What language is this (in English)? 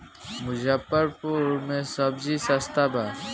Bhojpuri